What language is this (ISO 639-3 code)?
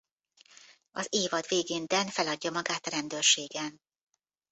hun